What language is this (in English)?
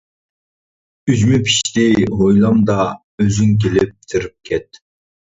Uyghur